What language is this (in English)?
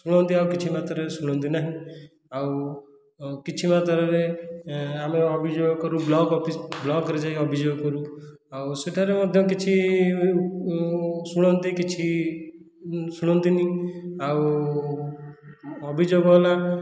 Odia